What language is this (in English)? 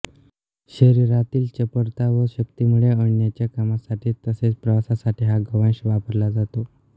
Marathi